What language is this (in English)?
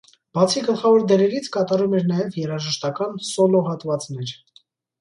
Armenian